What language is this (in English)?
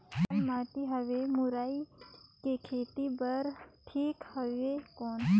Chhattisgarhi